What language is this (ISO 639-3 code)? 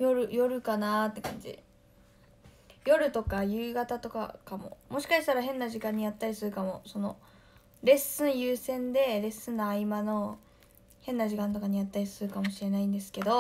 jpn